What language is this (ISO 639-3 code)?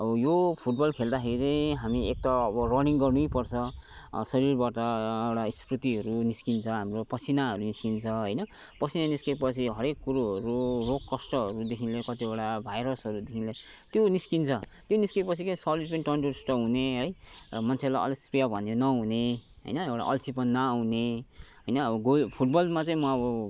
nep